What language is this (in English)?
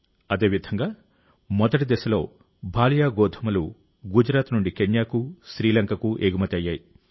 Telugu